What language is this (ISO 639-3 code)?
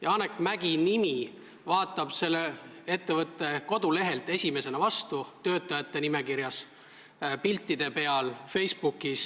est